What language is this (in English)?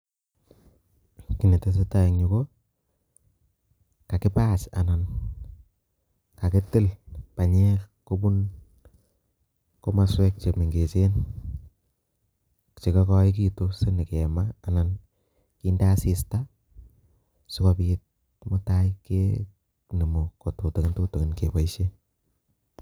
Kalenjin